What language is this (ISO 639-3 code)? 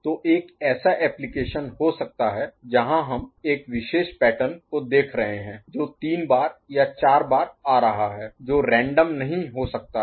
hin